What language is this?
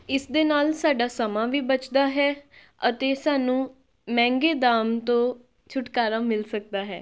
Punjabi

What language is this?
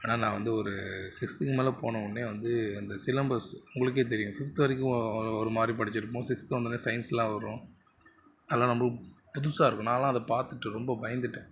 Tamil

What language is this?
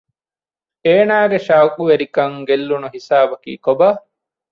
Divehi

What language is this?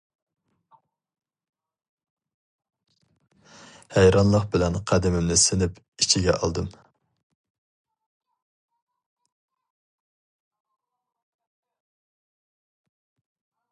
Uyghur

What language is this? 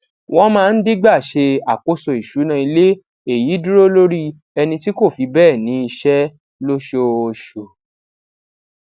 Yoruba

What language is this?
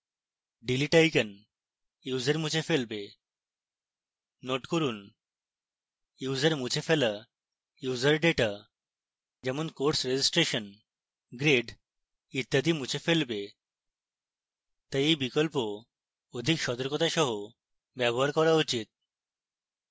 Bangla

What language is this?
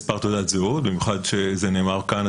Hebrew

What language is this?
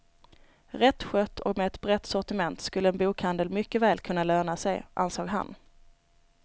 Swedish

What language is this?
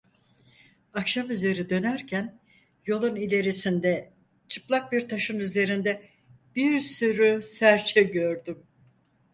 Turkish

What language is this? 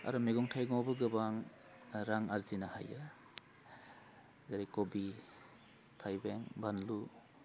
Bodo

